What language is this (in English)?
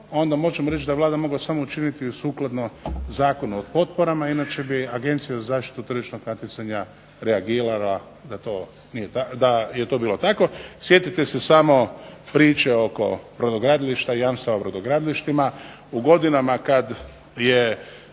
Croatian